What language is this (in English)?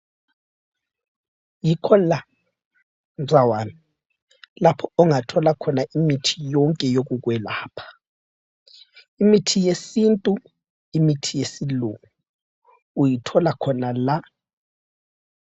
North Ndebele